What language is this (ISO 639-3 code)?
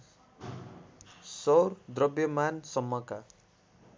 nep